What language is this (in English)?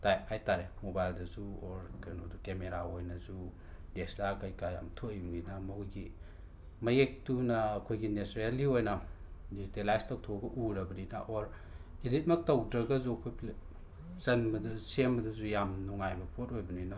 Manipuri